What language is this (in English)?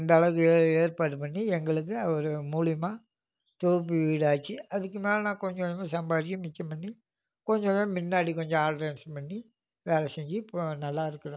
Tamil